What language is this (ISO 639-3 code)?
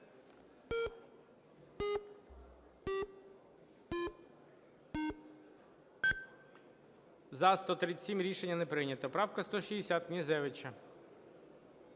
ukr